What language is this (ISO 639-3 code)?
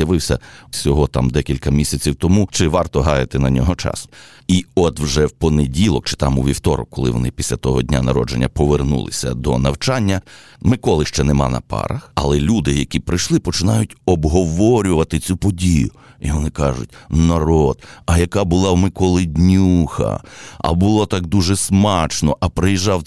ukr